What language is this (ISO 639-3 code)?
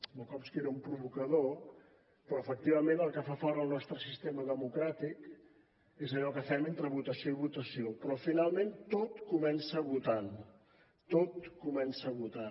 cat